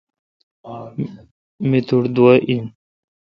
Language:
Kalkoti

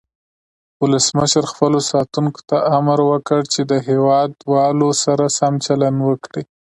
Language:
Pashto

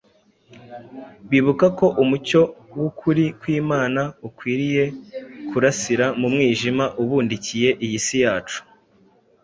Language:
Kinyarwanda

